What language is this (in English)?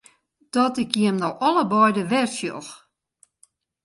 Western Frisian